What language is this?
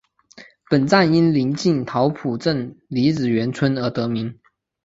Chinese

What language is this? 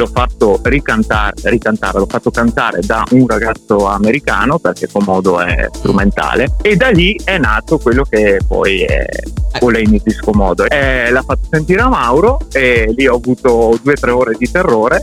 Italian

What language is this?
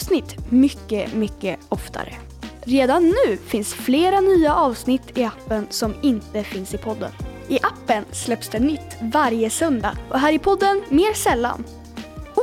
Swedish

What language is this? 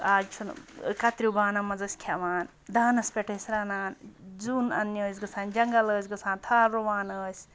Kashmiri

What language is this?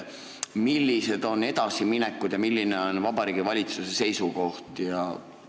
Estonian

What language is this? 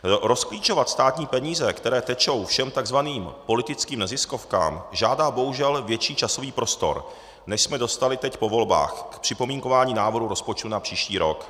Czech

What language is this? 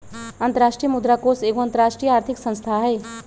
Magahi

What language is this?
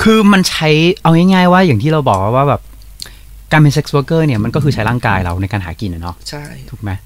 Thai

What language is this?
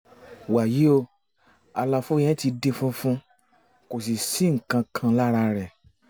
Yoruba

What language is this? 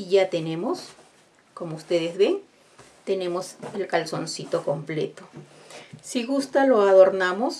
Spanish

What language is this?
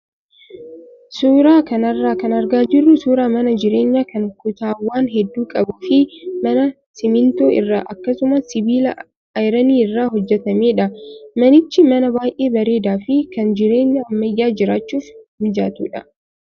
Oromo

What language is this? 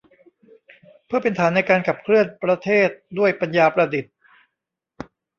Thai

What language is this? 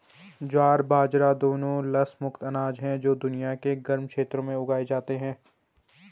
Hindi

